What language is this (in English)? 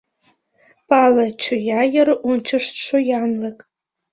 Mari